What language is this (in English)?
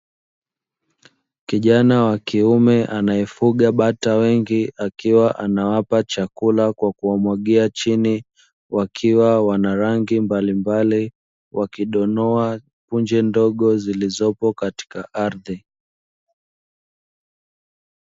Swahili